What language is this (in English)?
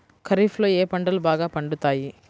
Telugu